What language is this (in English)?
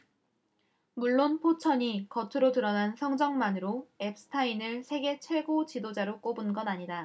Korean